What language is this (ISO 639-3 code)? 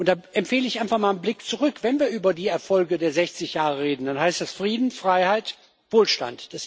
deu